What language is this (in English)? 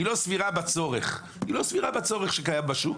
Hebrew